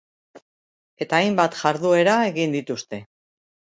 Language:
Basque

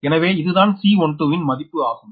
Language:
Tamil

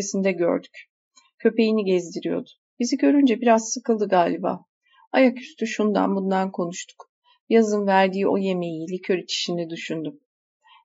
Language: Turkish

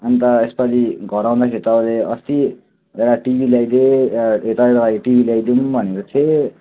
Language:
Nepali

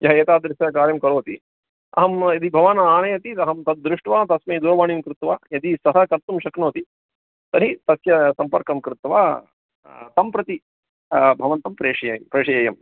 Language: Sanskrit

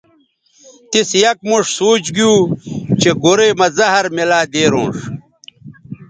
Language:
Bateri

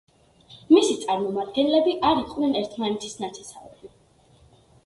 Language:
Georgian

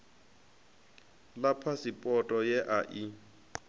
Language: Venda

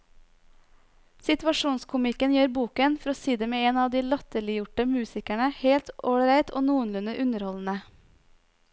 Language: Norwegian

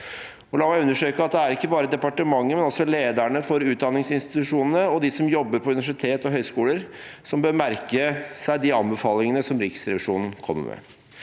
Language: Norwegian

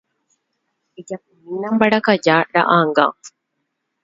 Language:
Guarani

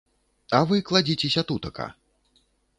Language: Belarusian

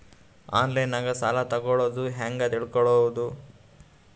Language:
Kannada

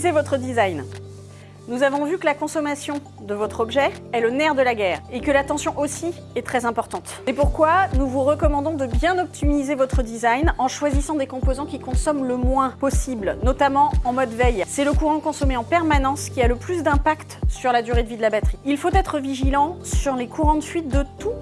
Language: French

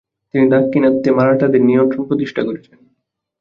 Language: Bangla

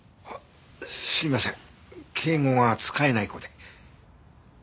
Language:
Japanese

